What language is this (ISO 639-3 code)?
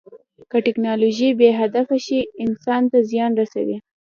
pus